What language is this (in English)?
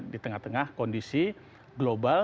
Indonesian